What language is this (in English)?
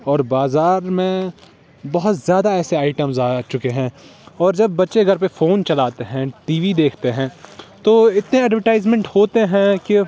Urdu